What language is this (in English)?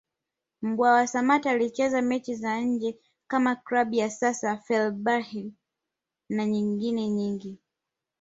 Swahili